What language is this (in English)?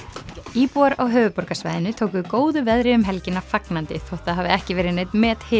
Icelandic